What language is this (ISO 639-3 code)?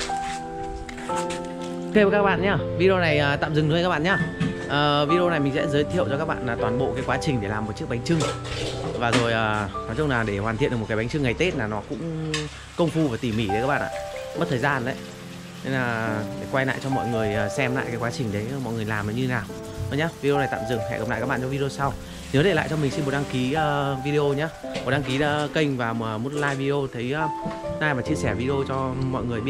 vie